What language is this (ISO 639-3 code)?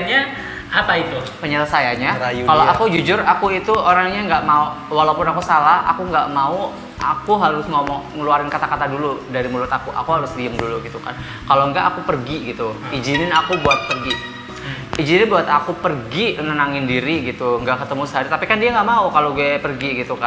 ind